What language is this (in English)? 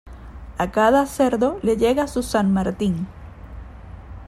Spanish